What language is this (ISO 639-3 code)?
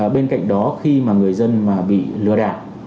vie